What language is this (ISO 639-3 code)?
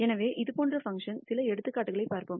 tam